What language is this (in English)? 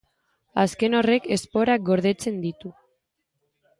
Basque